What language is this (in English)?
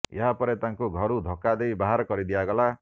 Odia